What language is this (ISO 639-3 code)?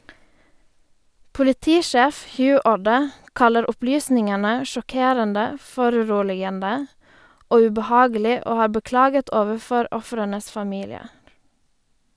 nor